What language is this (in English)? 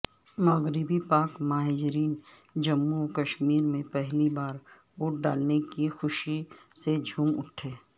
Urdu